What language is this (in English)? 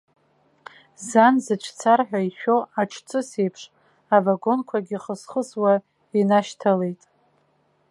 Abkhazian